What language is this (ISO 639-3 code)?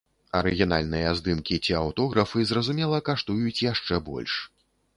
bel